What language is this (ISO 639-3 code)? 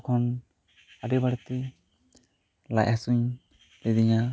sat